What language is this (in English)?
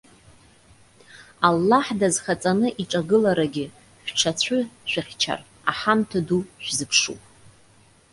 Abkhazian